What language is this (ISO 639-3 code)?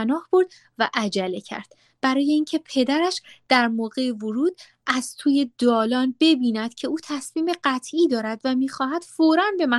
fas